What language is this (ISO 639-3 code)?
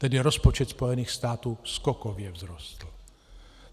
ces